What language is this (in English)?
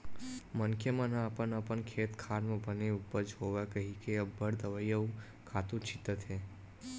Chhattisgarhi